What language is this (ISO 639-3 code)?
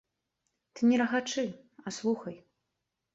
bel